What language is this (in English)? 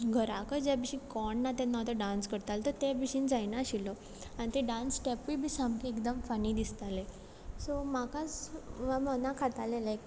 Konkani